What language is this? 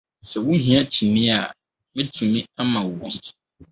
Akan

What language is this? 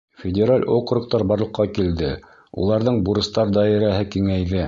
Bashkir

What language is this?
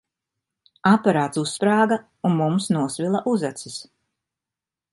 Latvian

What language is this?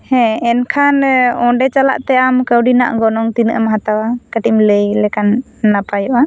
Santali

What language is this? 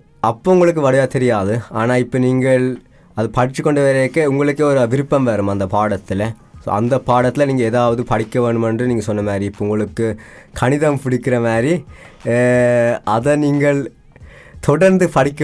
Tamil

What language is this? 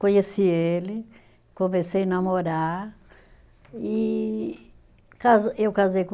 Portuguese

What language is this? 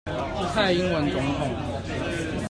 Chinese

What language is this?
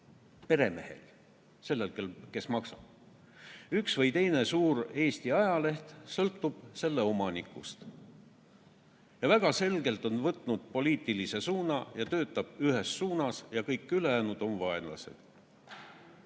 Estonian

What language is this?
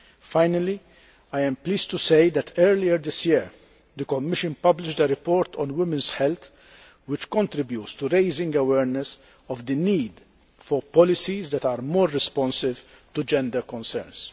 English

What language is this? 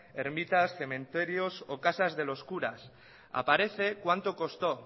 Spanish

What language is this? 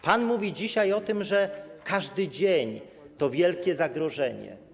Polish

